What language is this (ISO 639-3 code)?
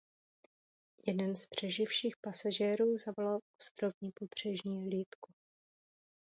ces